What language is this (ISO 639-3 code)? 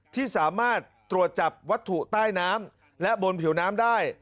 tha